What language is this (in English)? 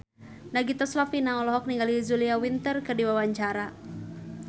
Sundanese